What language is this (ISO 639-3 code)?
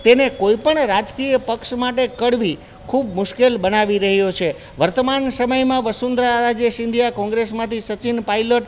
guj